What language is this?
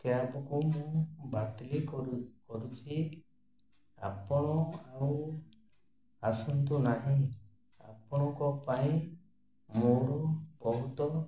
Odia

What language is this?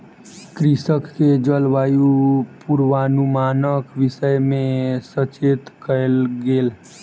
Maithili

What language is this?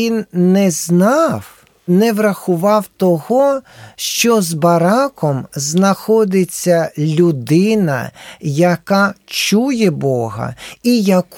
Ukrainian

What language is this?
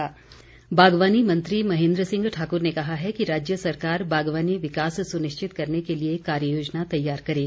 Hindi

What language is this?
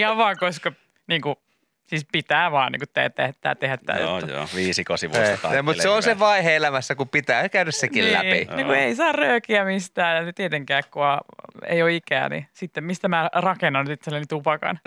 Finnish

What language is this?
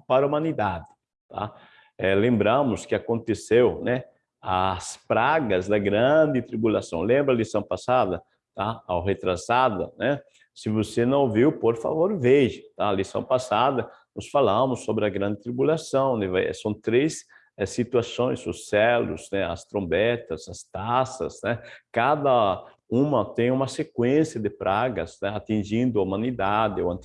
Portuguese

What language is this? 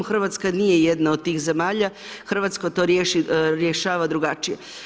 Croatian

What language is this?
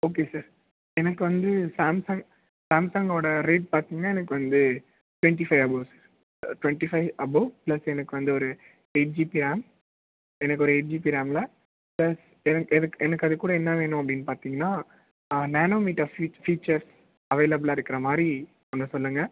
Tamil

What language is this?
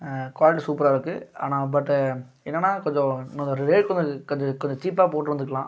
Tamil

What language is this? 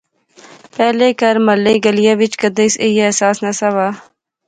Pahari-Potwari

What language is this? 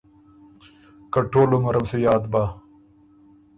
Ormuri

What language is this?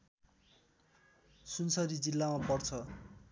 Nepali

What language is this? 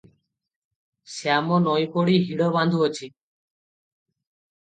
Odia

